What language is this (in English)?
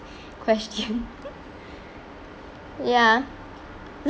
English